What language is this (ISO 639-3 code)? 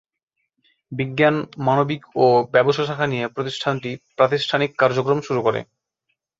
ben